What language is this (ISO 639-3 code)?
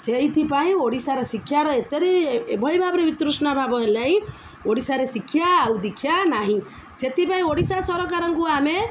ori